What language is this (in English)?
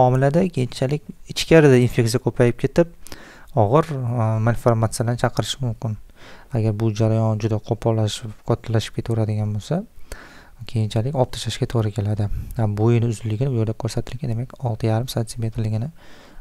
Turkish